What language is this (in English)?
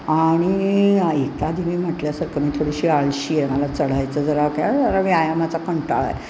Marathi